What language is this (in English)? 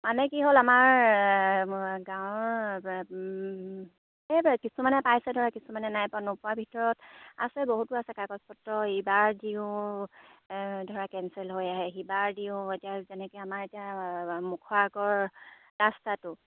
Assamese